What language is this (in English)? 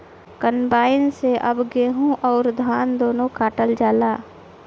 Bhojpuri